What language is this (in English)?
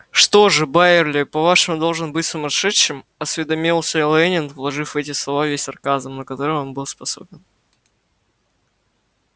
Russian